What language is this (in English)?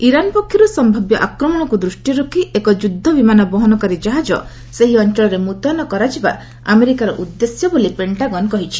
Odia